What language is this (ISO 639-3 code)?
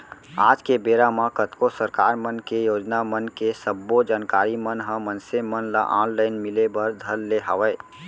hne